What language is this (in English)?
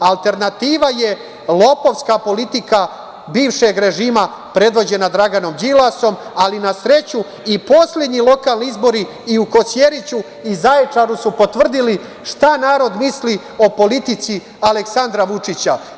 Serbian